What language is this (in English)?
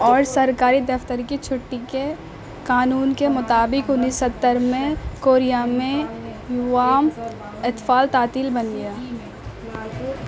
Urdu